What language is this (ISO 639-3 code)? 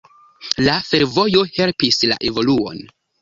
epo